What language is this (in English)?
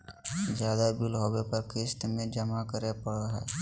Magahi